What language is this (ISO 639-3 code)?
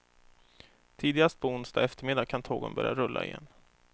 swe